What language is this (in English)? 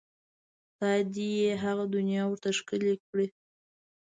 Pashto